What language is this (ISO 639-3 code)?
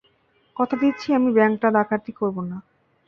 ben